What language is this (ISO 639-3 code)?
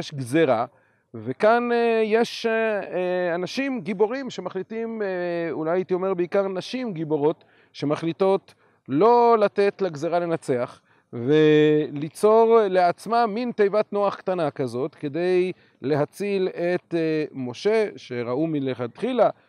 heb